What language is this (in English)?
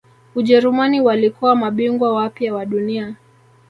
Swahili